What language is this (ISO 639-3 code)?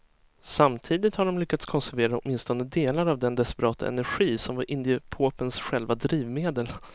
swe